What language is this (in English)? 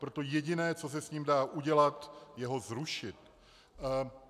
Czech